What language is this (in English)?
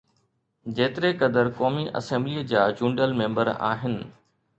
Sindhi